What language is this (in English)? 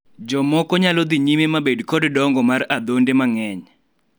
Luo (Kenya and Tanzania)